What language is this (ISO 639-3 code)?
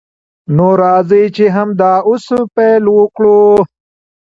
pus